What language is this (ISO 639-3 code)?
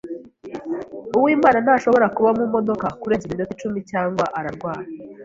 kin